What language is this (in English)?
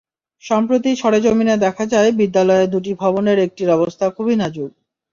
Bangla